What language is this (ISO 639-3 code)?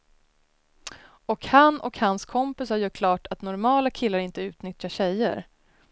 swe